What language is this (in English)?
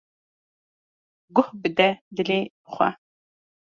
Kurdish